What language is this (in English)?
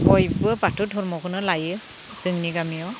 Bodo